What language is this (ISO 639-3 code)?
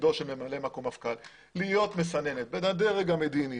heb